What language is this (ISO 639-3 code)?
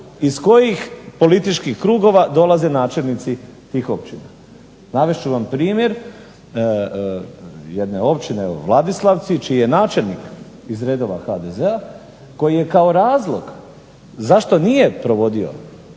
hrv